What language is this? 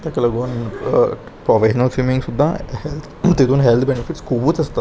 Konkani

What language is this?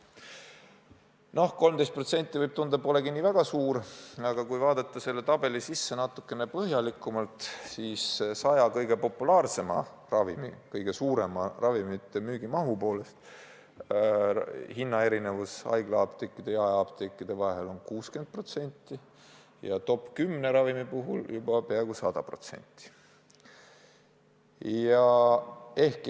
Estonian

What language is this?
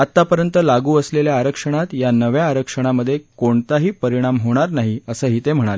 Marathi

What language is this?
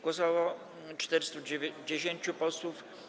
Polish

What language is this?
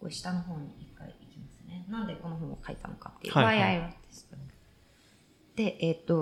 Japanese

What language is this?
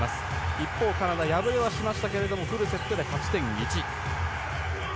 Japanese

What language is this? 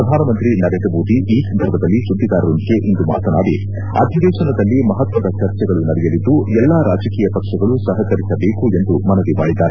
Kannada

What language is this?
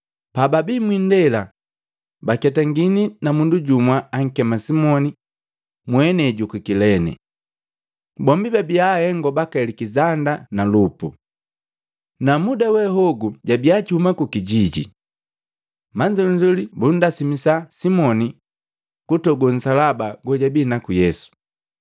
Matengo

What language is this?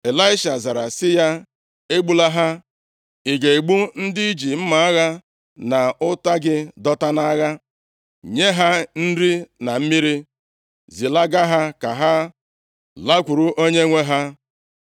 Igbo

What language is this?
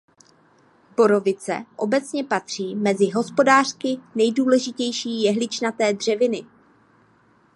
Czech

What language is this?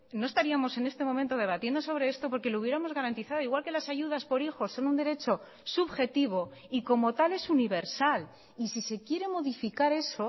Spanish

